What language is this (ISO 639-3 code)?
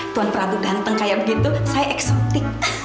ind